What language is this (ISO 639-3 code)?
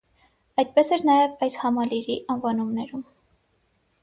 hye